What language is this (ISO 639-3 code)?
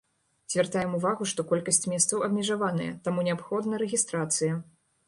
bel